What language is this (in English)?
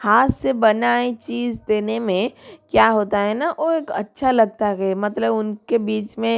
Hindi